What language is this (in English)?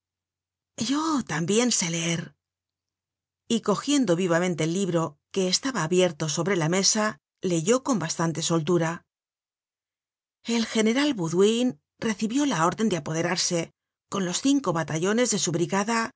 Spanish